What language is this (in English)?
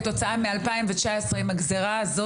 Hebrew